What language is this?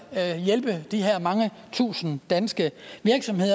Danish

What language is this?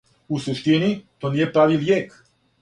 Serbian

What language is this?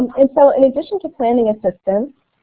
English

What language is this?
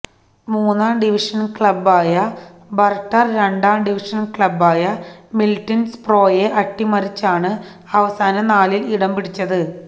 Malayalam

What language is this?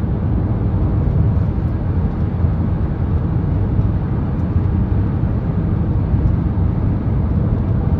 Korean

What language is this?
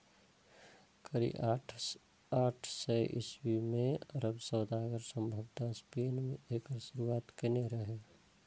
Maithili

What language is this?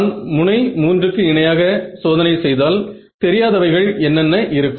Tamil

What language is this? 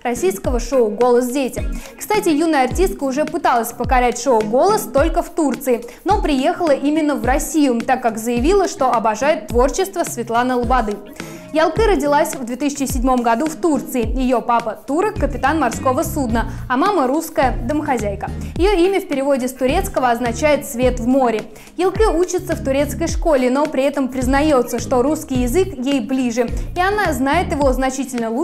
Russian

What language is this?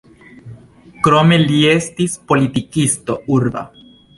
Esperanto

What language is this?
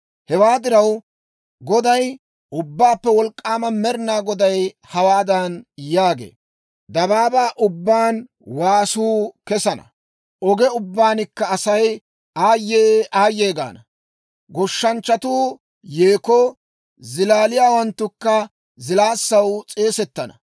Dawro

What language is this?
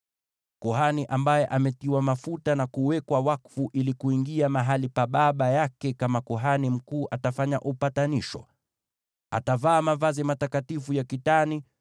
Swahili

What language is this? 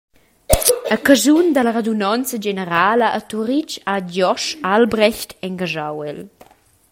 Romansh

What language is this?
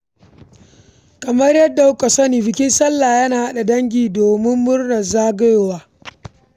Hausa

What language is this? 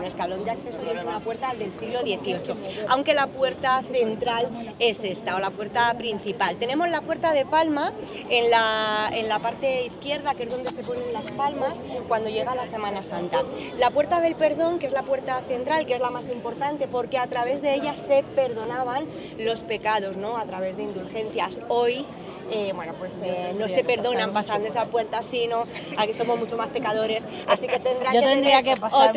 Spanish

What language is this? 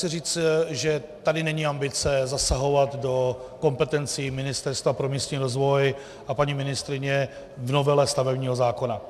Czech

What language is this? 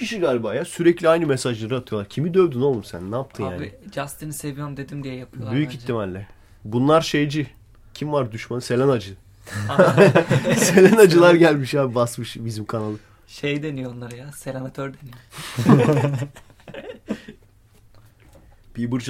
Turkish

